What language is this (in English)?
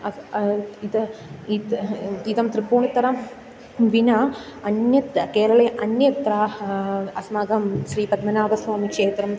Sanskrit